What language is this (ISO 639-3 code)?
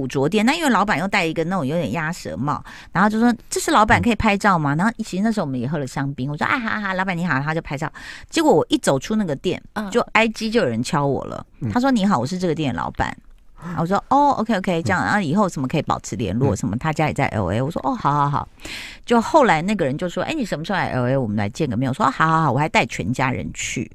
zho